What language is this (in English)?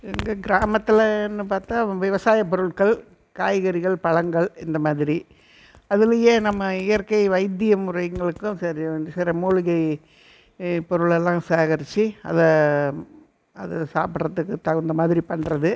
Tamil